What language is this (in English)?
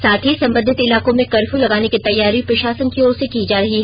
Hindi